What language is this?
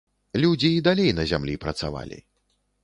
Belarusian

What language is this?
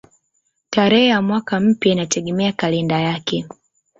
Swahili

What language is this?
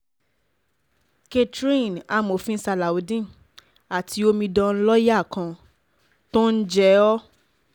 Yoruba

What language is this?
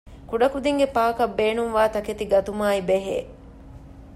Divehi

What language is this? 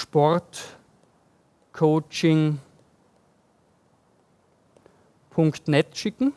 German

